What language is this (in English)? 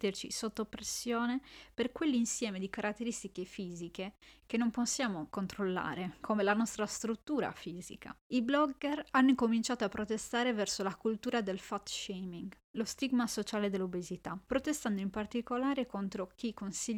Italian